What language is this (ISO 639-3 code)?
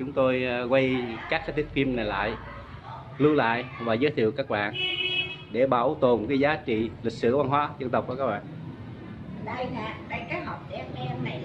vie